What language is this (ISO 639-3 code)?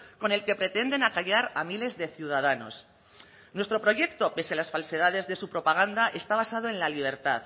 spa